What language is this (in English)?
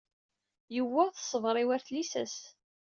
Kabyle